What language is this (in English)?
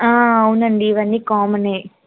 Telugu